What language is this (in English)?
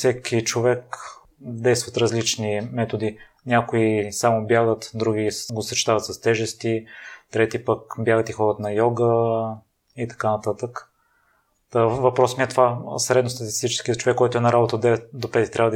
Bulgarian